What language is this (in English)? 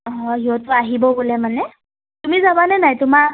Assamese